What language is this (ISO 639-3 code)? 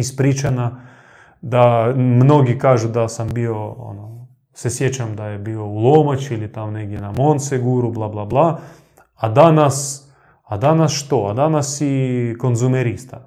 hrv